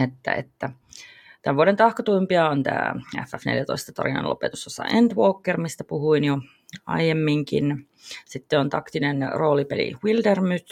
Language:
Finnish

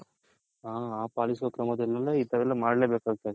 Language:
Kannada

